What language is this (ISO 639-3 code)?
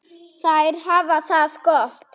isl